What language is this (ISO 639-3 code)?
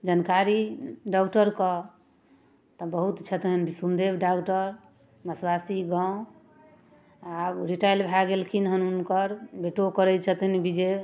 mai